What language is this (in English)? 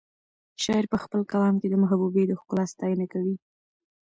Pashto